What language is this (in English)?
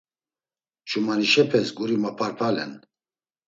Laz